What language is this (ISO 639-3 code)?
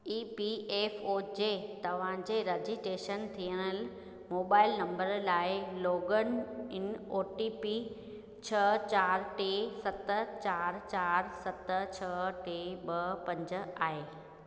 snd